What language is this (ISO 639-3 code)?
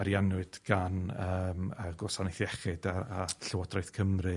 cym